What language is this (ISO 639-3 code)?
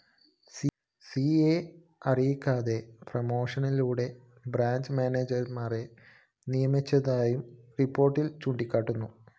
mal